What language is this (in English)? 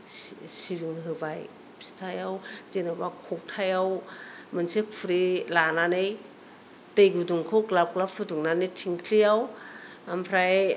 Bodo